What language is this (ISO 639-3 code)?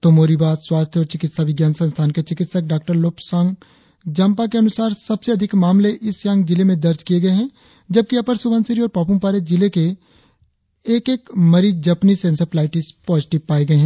hin